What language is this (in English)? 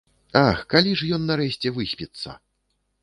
Belarusian